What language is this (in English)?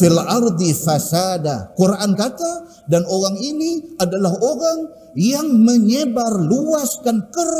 Malay